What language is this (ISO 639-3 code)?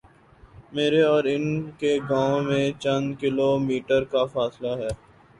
urd